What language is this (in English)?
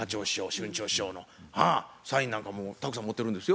Japanese